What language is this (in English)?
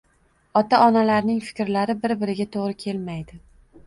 Uzbek